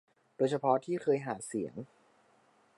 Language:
Thai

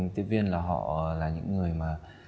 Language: Vietnamese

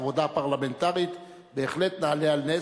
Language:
Hebrew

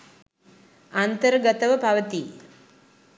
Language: Sinhala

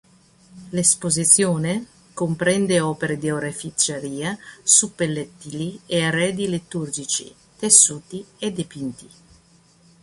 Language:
Italian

